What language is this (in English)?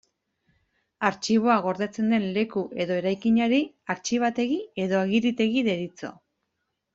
Basque